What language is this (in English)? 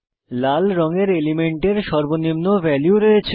Bangla